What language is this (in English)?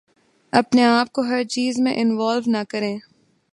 Urdu